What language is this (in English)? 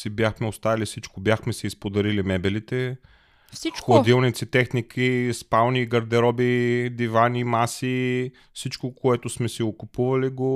Bulgarian